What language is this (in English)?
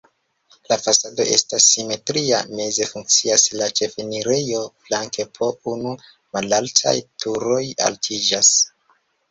Esperanto